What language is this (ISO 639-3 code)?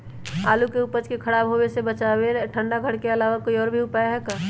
mag